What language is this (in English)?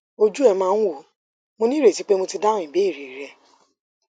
Yoruba